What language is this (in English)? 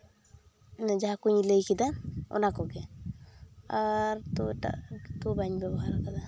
Santali